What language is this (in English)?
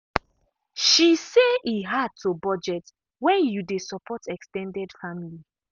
Nigerian Pidgin